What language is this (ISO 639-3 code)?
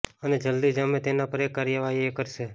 guj